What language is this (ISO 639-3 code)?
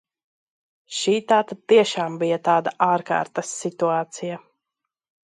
lav